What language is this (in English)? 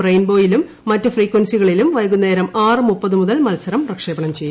Malayalam